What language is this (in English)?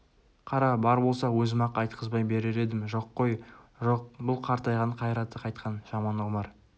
Kazakh